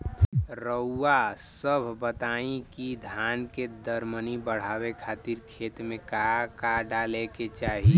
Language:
Bhojpuri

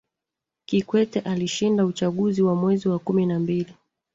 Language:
Swahili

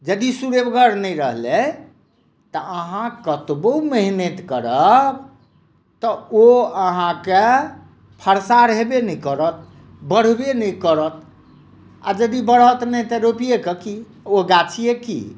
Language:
Maithili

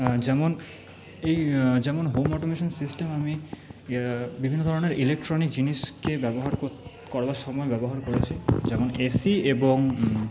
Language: Bangla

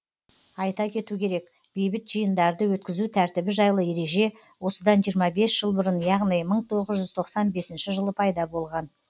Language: Kazakh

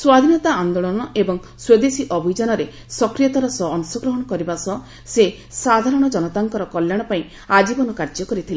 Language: Odia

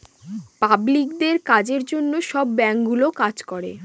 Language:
Bangla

